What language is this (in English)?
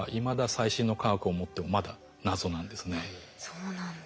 Japanese